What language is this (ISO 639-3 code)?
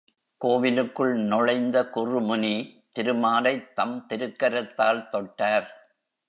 tam